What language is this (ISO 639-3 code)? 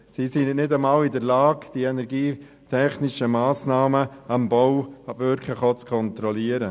gsw